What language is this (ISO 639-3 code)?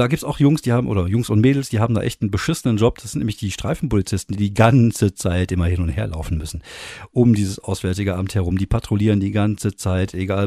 deu